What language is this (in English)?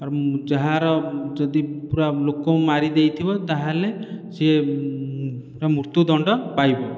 Odia